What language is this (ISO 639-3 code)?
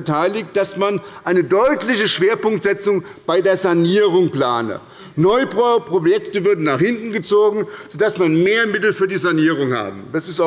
deu